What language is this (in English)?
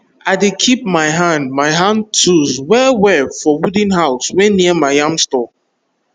Nigerian Pidgin